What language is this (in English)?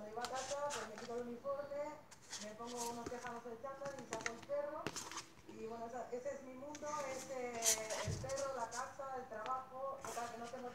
Spanish